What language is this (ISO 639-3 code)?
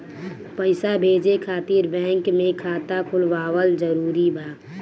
bho